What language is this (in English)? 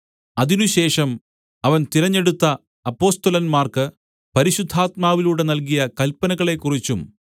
Malayalam